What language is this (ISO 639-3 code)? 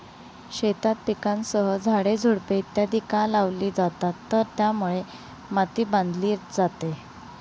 mar